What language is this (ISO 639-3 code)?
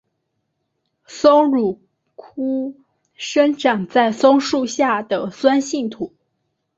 zho